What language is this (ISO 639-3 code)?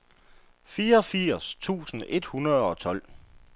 dan